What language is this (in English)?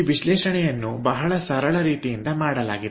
Kannada